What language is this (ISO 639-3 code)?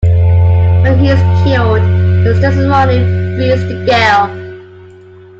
eng